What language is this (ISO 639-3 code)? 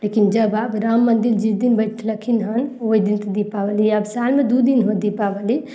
mai